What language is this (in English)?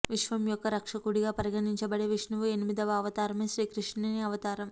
Telugu